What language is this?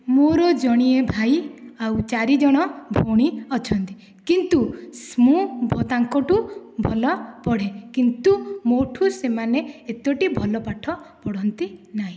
Odia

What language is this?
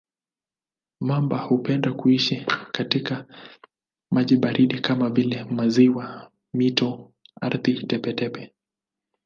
Swahili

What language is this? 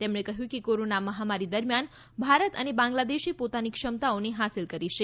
Gujarati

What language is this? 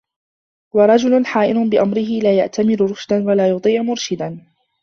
Arabic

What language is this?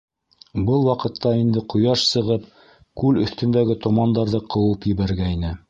Bashkir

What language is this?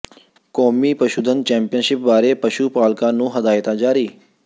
Punjabi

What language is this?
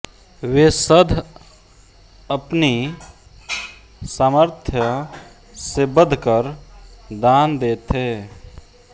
Hindi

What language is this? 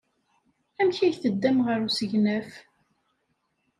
Kabyle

